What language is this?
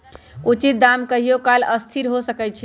Magahi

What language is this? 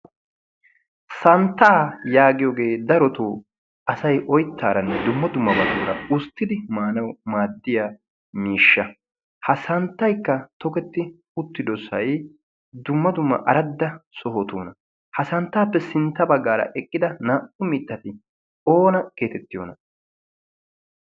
Wolaytta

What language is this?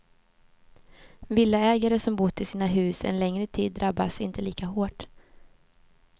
Swedish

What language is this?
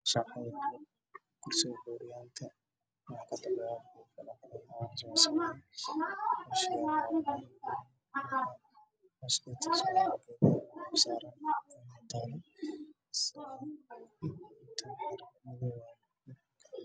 Somali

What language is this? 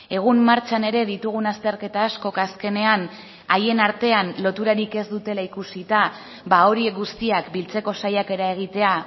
Basque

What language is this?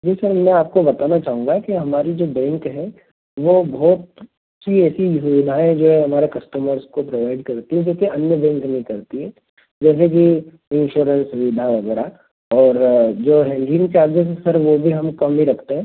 Hindi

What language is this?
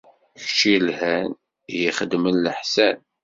Kabyle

